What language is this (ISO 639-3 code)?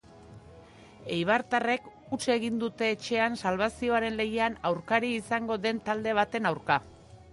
eus